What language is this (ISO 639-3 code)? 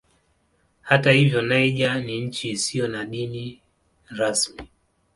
swa